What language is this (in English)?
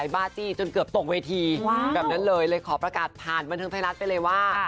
Thai